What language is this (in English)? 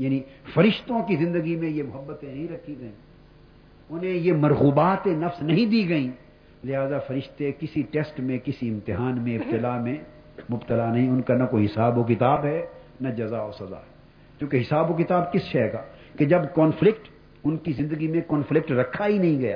Urdu